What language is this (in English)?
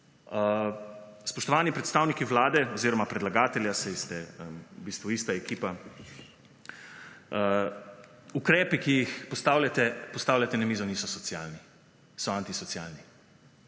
Slovenian